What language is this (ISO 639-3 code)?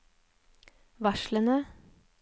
nor